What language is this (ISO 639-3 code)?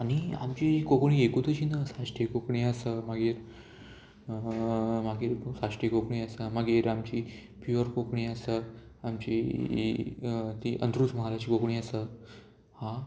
kok